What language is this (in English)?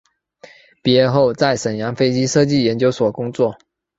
Chinese